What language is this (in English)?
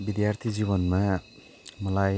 Nepali